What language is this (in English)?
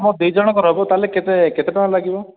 Odia